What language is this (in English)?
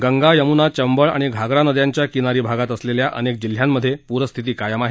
Marathi